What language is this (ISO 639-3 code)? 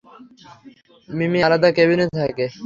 ben